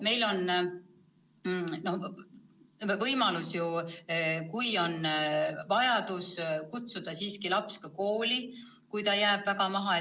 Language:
Estonian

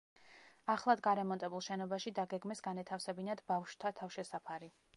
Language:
Georgian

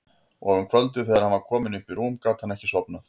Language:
Icelandic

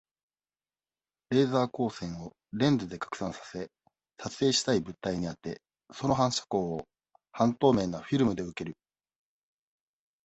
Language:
Japanese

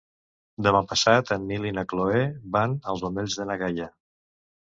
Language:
Catalan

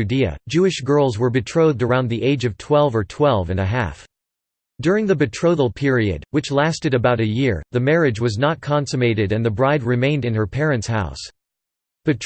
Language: English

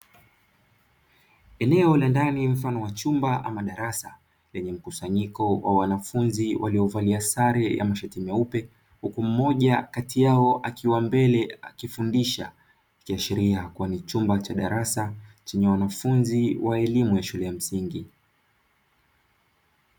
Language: Swahili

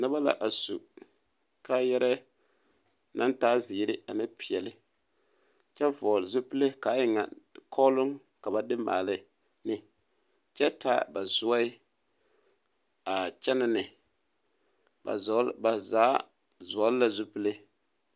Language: Southern Dagaare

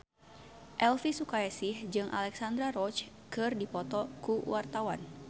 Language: Sundanese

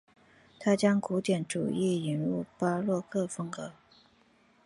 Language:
Chinese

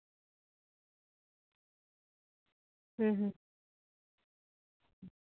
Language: Santali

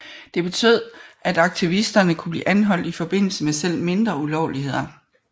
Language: Danish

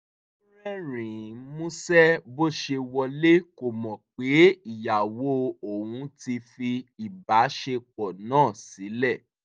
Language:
Yoruba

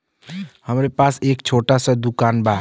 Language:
Bhojpuri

